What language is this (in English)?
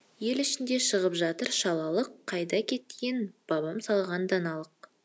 Kazakh